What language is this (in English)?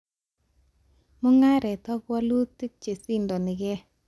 Kalenjin